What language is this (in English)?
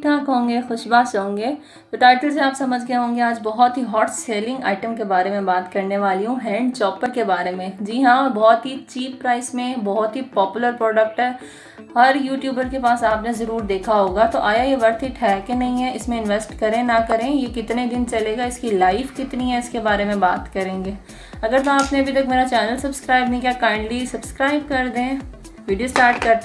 Hindi